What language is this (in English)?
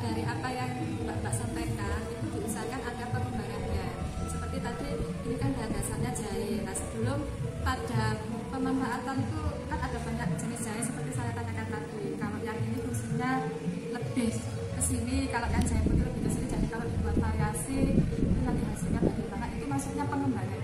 Indonesian